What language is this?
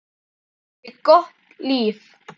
Icelandic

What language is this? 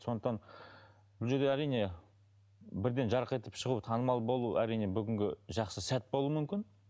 Kazakh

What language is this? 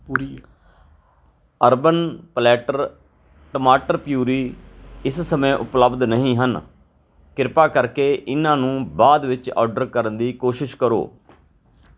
Punjabi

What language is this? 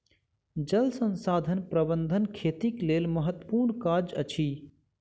Maithili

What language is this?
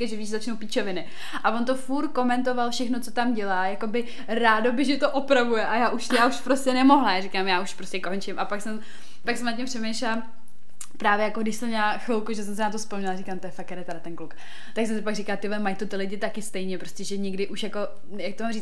Czech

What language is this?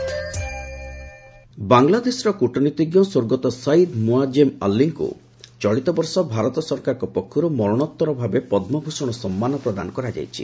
Odia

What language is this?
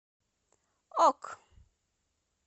Russian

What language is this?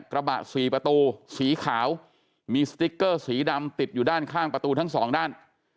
Thai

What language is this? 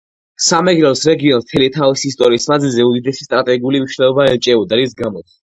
Georgian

